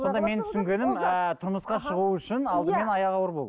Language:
Kazakh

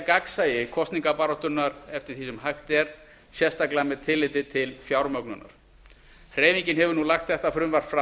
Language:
Icelandic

